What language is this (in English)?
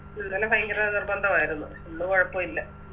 Malayalam